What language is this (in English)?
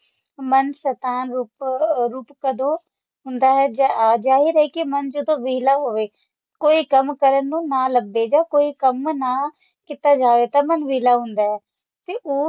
Punjabi